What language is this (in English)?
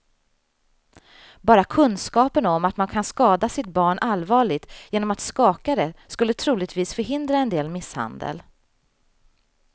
Swedish